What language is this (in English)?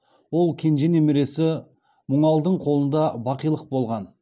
Kazakh